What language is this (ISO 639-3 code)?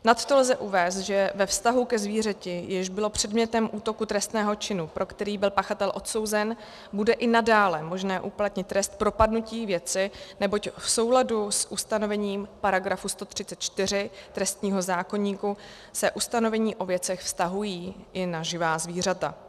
ces